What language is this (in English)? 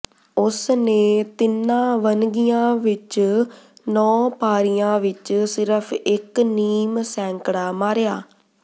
Punjabi